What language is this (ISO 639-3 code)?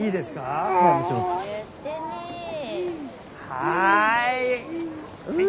jpn